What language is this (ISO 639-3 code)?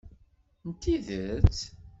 kab